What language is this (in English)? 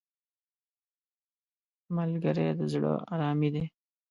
Pashto